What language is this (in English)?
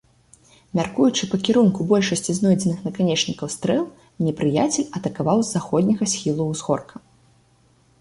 Belarusian